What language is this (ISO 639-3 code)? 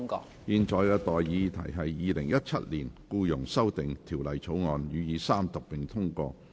yue